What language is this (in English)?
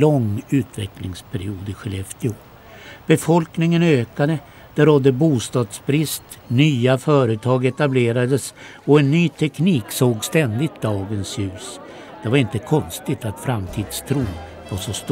Swedish